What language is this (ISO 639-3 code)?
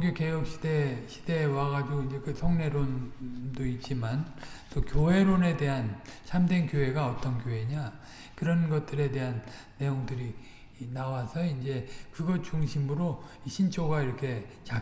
kor